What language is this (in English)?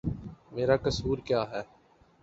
Urdu